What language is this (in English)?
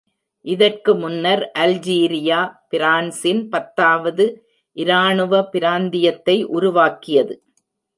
Tamil